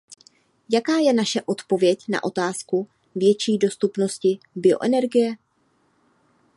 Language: Czech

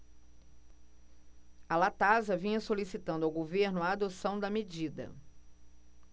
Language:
Portuguese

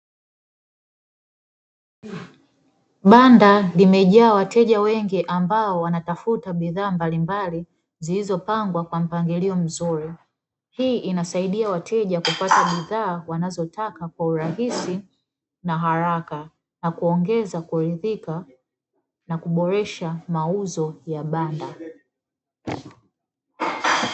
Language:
Swahili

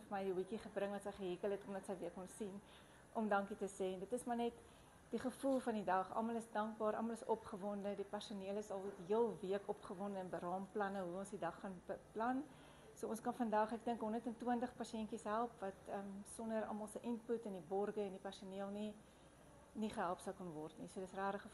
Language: Dutch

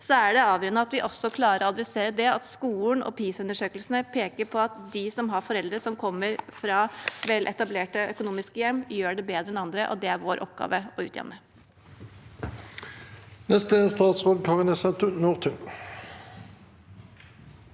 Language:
Norwegian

